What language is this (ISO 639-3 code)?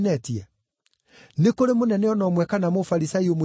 kik